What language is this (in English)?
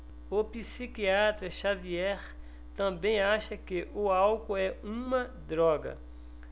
Portuguese